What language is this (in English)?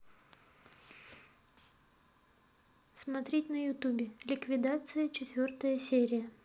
Russian